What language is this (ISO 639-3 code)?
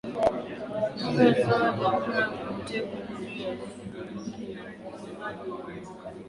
swa